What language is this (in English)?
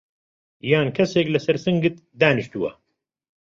Central Kurdish